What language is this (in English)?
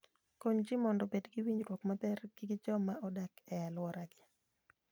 Luo (Kenya and Tanzania)